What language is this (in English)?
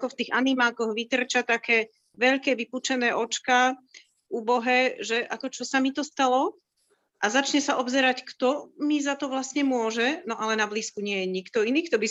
Slovak